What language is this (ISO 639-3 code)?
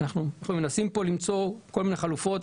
heb